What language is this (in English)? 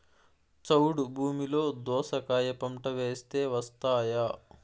Telugu